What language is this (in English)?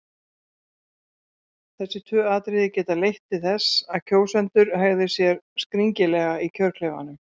Icelandic